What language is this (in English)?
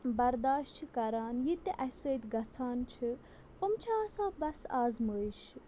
Kashmiri